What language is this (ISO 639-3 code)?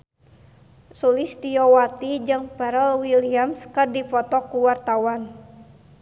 sun